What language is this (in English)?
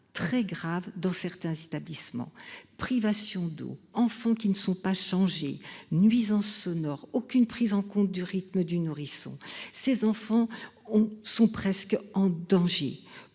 French